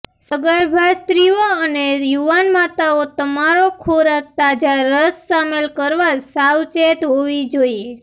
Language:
Gujarati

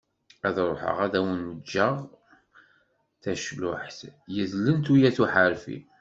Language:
Kabyle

